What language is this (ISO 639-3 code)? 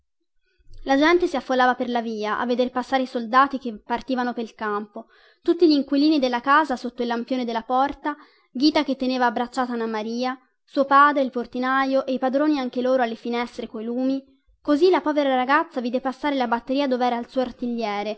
ita